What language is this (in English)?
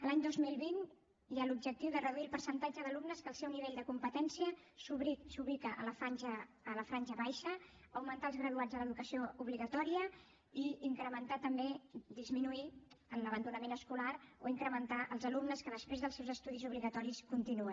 Catalan